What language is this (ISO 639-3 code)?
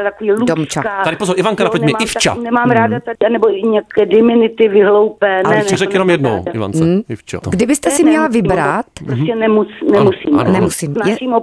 ces